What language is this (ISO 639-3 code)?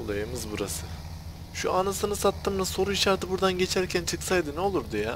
tur